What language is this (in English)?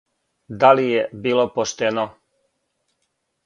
Serbian